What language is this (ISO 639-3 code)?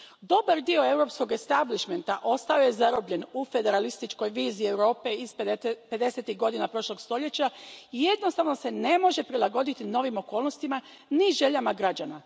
hrv